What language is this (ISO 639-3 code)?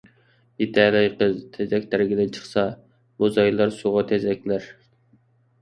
uig